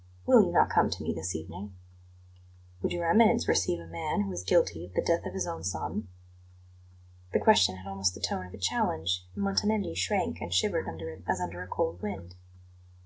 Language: English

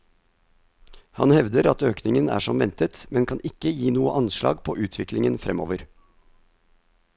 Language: Norwegian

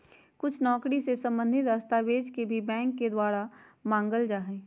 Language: Magahi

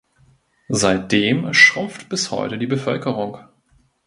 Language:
German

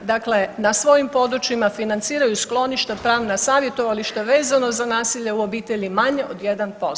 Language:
Croatian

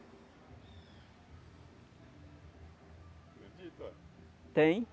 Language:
Portuguese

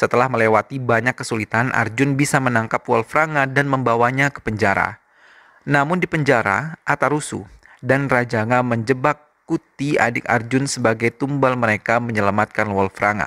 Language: Indonesian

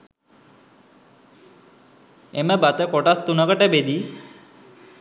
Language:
Sinhala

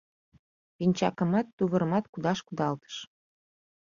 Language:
Mari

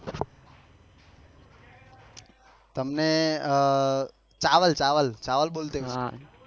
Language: Gujarati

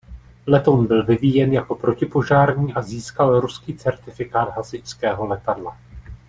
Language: Czech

